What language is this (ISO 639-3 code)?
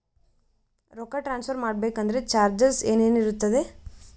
kan